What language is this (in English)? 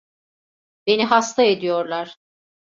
Turkish